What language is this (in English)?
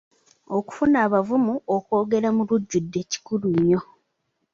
Ganda